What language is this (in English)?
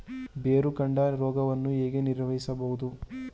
Kannada